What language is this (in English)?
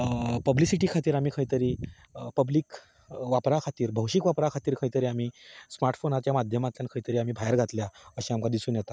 Konkani